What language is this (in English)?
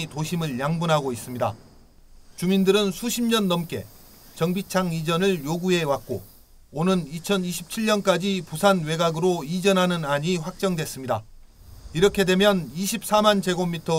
Korean